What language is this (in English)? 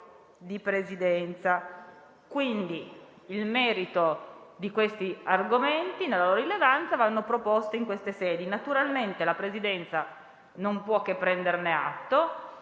Italian